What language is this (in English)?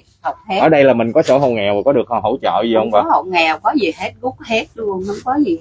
Vietnamese